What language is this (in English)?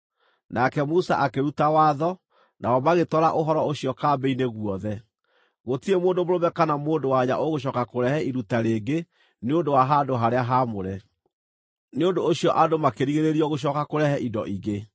Kikuyu